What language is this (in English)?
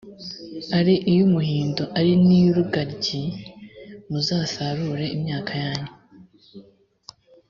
Kinyarwanda